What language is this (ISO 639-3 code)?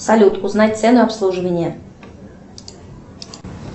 rus